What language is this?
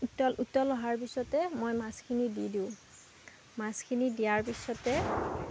Assamese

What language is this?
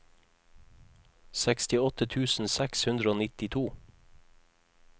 Norwegian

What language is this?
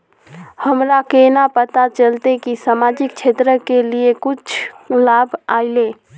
Magahi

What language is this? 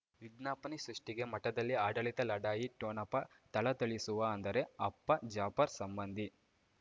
Kannada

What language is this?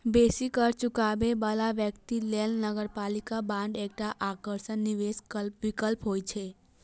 Maithili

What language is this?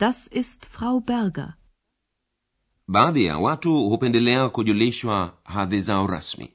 Swahili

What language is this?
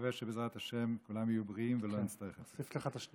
Hebrew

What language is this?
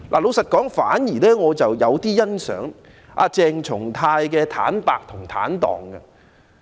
Cantonese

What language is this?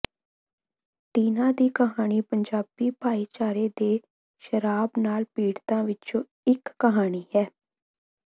Punjabi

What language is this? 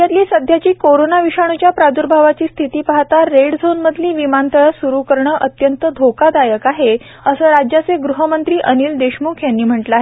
Marathi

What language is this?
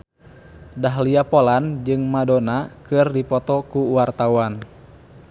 Sundanese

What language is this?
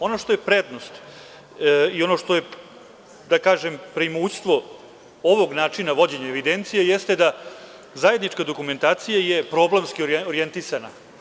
Serbian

